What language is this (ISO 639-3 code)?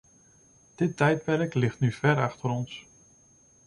nld